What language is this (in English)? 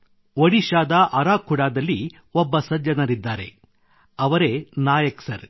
Kannada